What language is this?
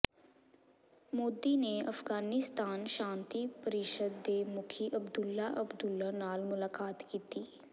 Punjabi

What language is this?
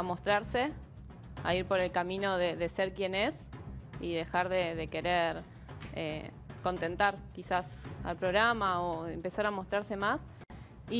Spanish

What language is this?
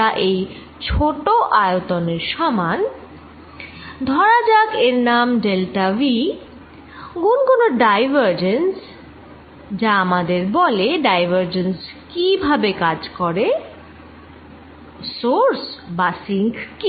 Bangla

